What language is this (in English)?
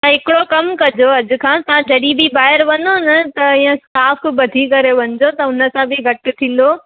Sindhi